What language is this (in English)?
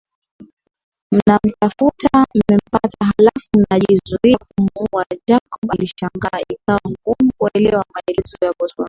Swahili